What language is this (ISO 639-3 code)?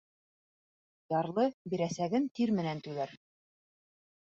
bak